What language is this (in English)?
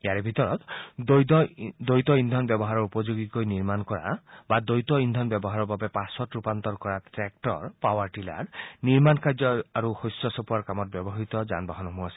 Assamese